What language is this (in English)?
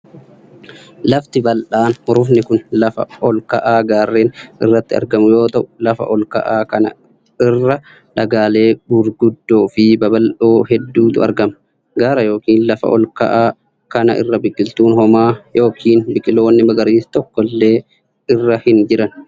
Oromo